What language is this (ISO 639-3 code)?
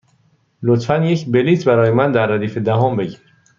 fas